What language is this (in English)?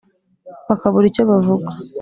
Kinyarwanda